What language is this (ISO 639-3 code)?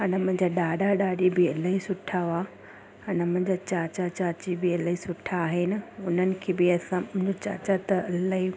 snd